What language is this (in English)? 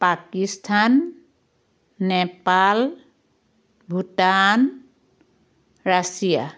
Assamese